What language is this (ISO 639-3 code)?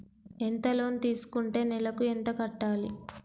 tel